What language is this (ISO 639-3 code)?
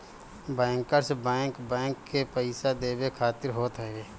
bho